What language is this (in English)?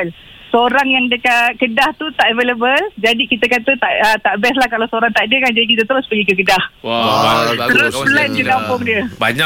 Malay